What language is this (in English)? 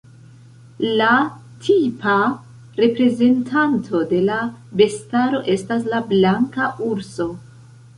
Esperanto